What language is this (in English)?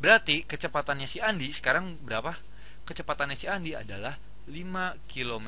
Indonesian